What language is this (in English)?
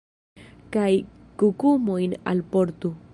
Esperanto